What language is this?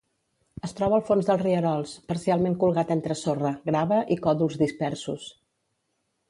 Catalan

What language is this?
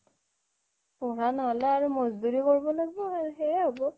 Assamese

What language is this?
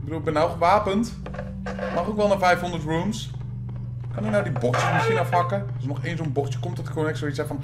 Dutch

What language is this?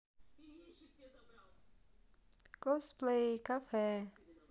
Russian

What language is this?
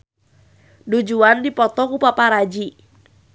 Sundanese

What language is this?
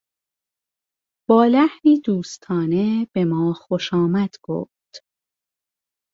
Persian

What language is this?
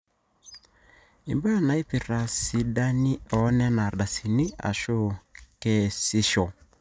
Masai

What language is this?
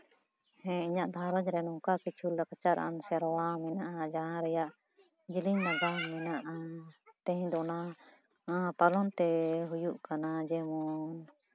Santali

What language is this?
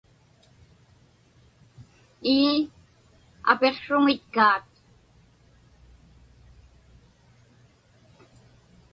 Inupiaq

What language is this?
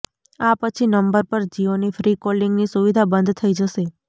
Gujarati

